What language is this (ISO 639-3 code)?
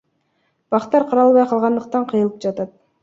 kir